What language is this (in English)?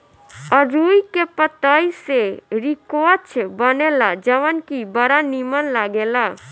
Bhojpuri